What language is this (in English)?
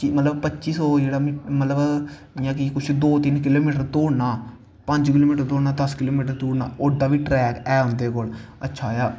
Dogri